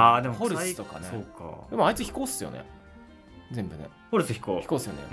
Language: Japanese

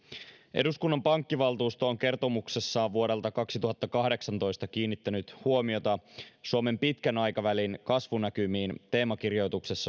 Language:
Finnish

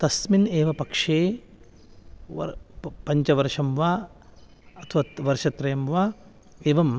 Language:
Sanskrit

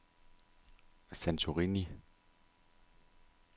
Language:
Danish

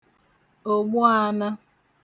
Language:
Igbo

